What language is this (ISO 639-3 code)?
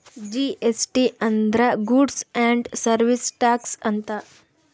kan